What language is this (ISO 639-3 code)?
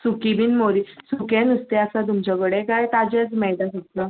kok